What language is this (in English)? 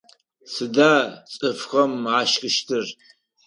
Adyghe